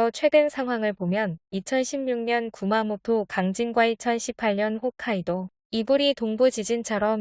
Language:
Korean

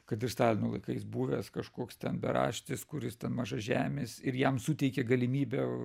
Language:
Lithuanian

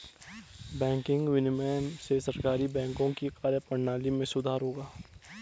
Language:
Hindi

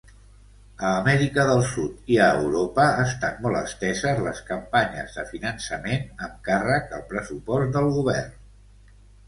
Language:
Catalan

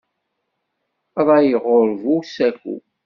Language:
Kabyle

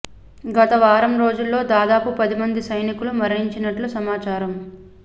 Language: Telugu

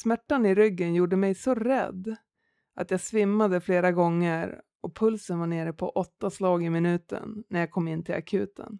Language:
Swedish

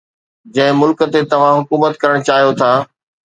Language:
Sindhi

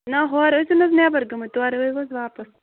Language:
Kashmiri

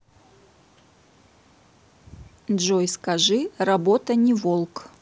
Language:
Russian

